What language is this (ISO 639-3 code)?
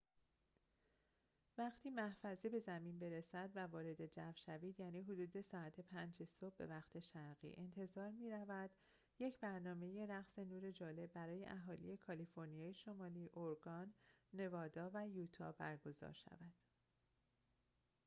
fas